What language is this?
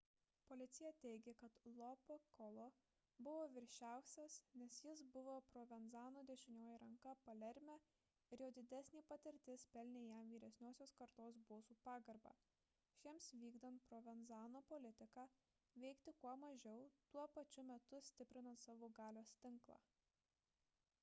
Lithuanian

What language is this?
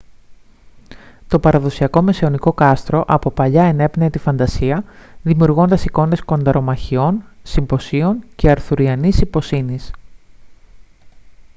Greek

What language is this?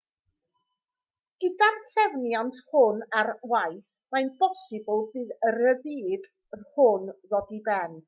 Welsh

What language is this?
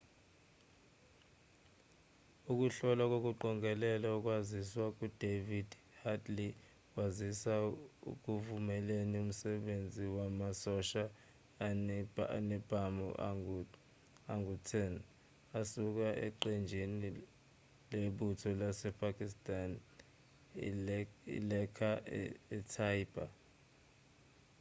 Zulu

